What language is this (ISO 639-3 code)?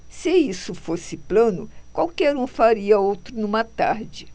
por